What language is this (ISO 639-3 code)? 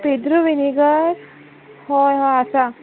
kok